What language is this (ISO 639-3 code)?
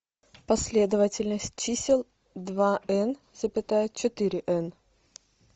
rus